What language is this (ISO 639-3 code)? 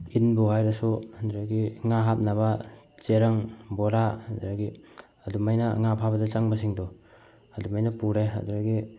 mni